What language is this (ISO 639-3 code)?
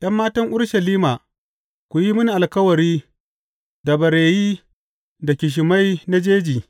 hau